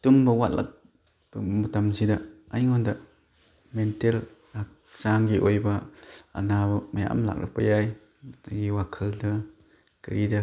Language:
Manipuri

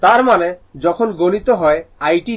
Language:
Bangla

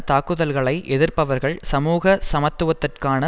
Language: Tamil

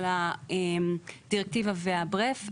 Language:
Hebrew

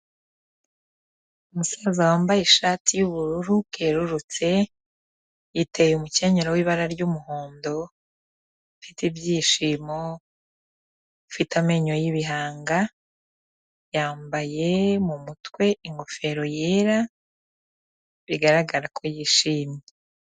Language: Kinyarwanda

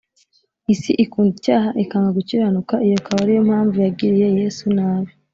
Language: Kinyarwanda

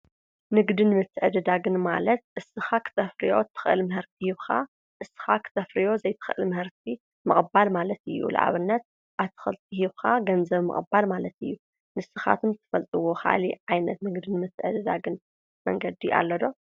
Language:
Tigrinya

